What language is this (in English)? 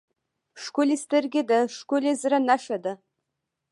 Pashto